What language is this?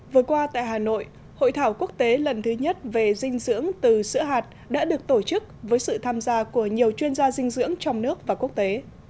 Vietnamese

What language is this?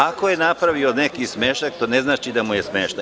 Serbian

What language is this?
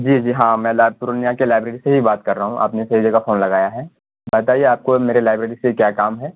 Urdu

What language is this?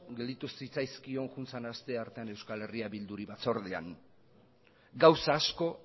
Basque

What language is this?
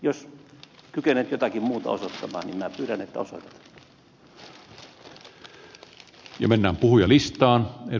Finnish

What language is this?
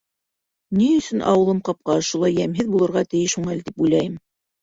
Bashkir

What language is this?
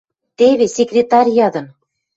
Western Mari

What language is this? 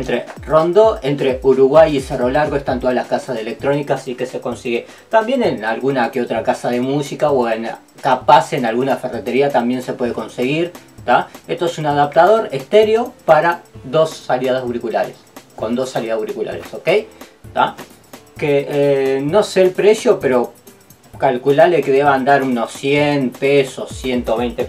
Spanish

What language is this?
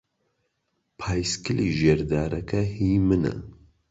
Central Kurdish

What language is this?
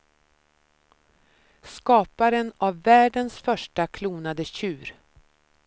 Swedish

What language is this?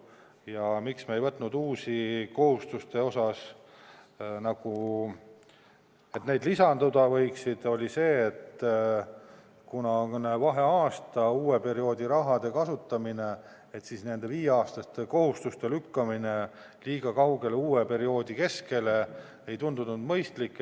Estonian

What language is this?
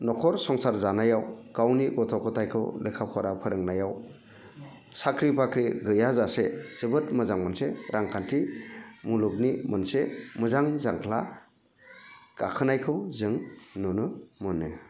Bodo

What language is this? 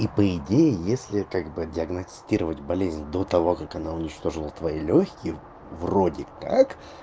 Russian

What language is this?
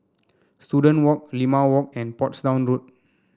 English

